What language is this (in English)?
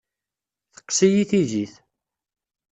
Kabyle